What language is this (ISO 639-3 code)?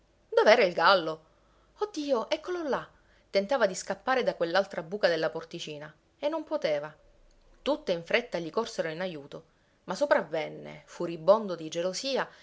ita